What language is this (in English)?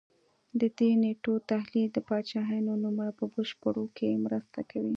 Pashto